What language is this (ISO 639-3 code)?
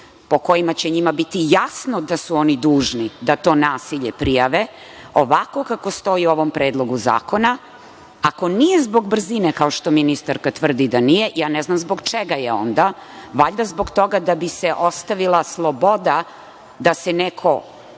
srp